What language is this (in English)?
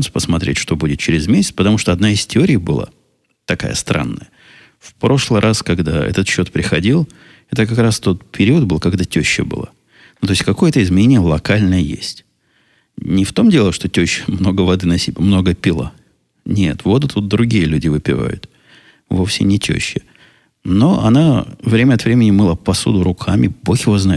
Russian